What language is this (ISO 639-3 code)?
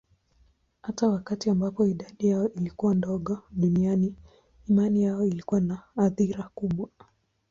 swa